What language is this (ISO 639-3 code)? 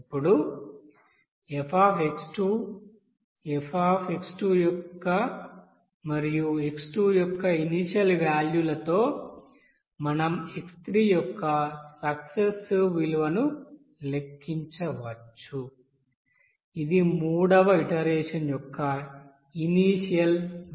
tel